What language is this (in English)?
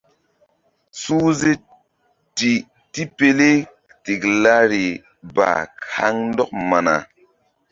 Mbum